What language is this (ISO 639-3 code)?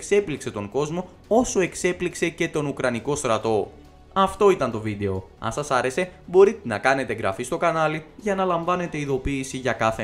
ell